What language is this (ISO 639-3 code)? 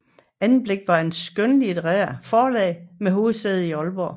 dan